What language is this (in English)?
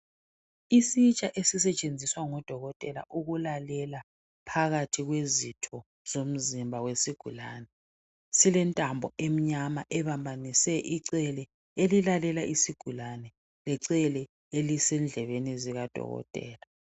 North Ndebele